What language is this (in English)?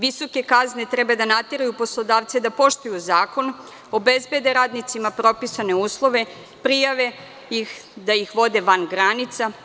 Serbian